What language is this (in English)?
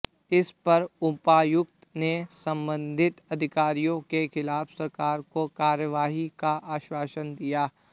Hindi